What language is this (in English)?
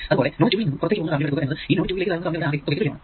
Malayalam